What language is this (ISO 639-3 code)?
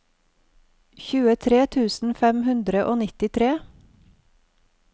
nor